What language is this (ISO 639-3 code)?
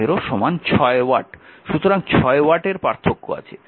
ben